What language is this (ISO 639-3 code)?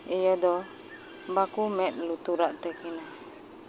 sat